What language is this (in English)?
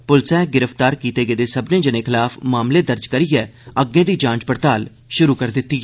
Dogri